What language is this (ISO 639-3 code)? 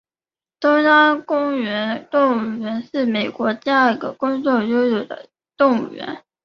zho